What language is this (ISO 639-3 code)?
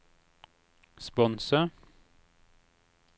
nor